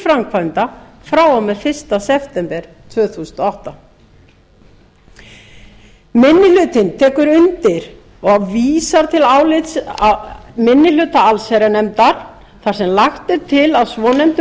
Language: Icelandic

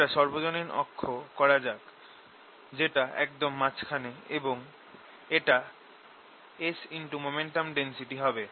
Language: Bangla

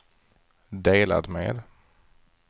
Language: Swedish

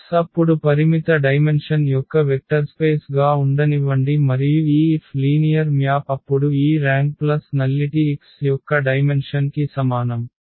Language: Telugu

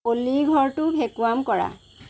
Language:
Assamese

